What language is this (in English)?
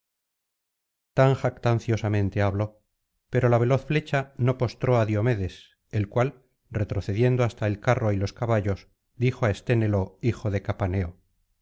Spanish